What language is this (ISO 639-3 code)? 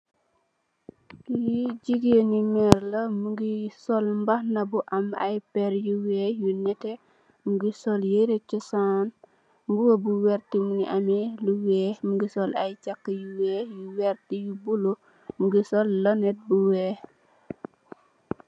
wol